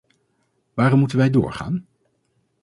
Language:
Dutch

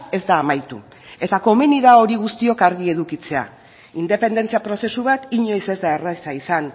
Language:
Basque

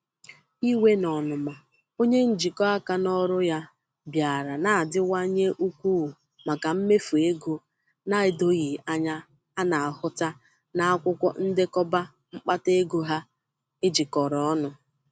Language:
Igbo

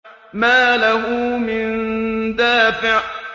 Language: Arabic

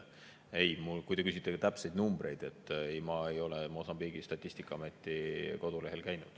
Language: Estonian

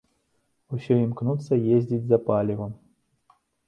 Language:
Belarusian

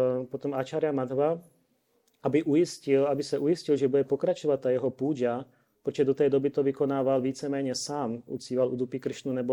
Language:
Czech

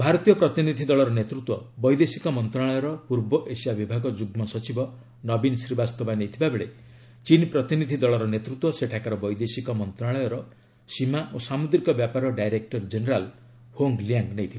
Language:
Odia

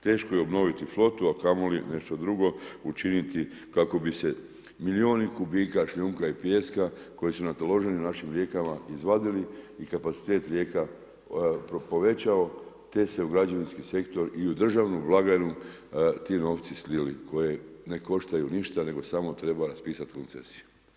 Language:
Croatian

